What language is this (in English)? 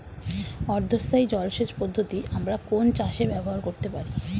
Bangla